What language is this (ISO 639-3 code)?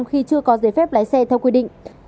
vie